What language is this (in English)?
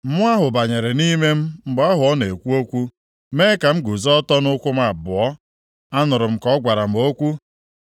Igbo